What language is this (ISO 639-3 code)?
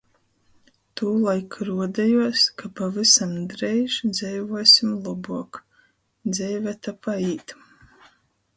ltg